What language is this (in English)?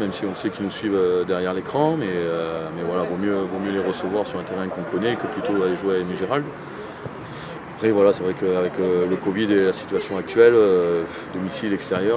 French